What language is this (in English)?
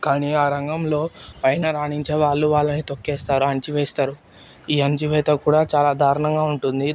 Telugu